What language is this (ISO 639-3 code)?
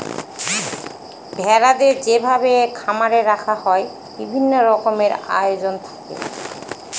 ben